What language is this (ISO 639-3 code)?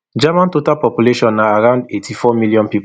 pcm